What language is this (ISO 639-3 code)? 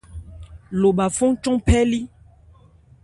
ebr